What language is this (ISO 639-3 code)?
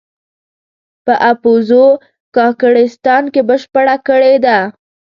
pus